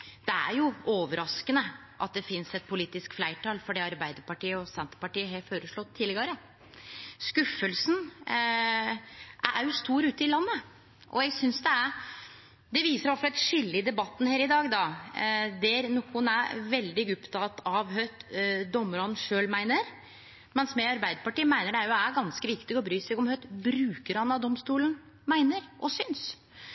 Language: Norwegian Nynorsk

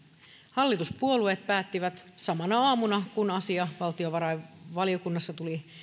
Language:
Finnish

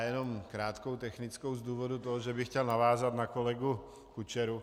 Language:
Czech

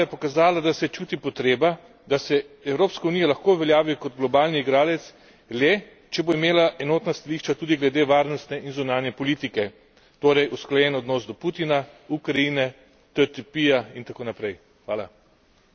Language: Slovenian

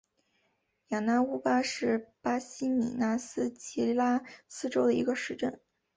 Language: Chinese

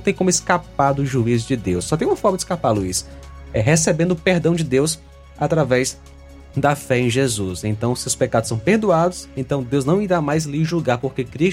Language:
Portuguese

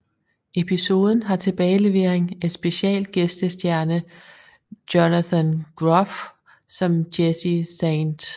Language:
Danish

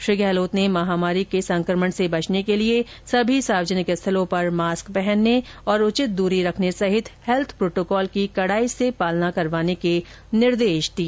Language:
Hindi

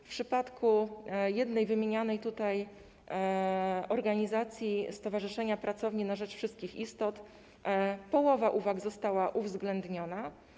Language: Polish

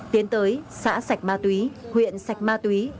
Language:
Vietnamese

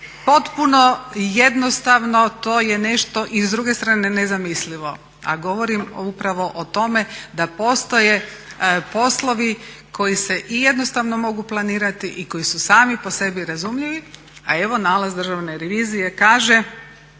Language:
Croatian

